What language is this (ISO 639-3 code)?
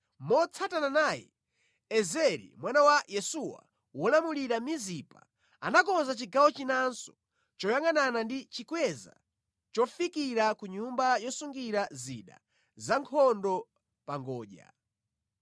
nya